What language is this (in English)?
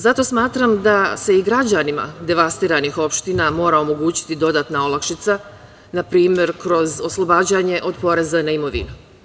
Serbian